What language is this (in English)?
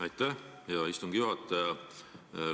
Estonian